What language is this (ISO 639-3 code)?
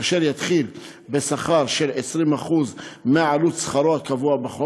heb